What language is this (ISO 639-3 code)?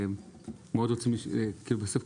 heb